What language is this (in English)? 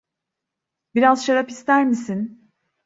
Turkish